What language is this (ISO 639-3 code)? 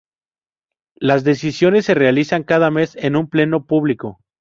spa